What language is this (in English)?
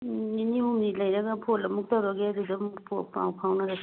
Manipuri